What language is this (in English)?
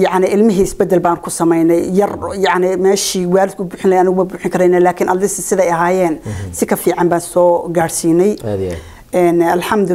Arabic